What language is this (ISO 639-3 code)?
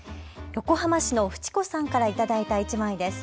jpn